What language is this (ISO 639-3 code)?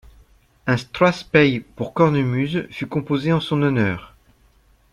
fra